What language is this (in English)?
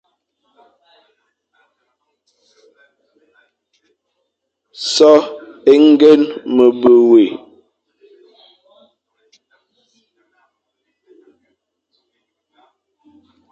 Fang